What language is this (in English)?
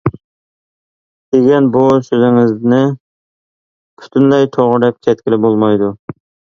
Uyghur